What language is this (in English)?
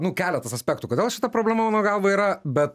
Lithuanian